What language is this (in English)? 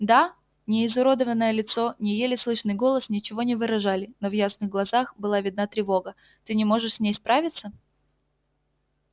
Russian